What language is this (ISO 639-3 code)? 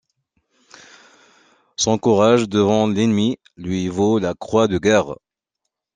fra